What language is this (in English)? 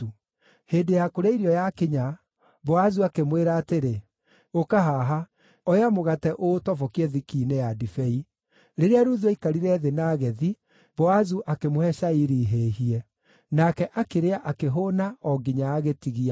Kikuyu